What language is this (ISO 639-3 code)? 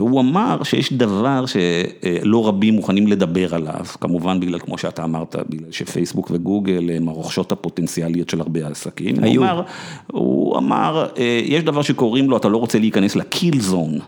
heb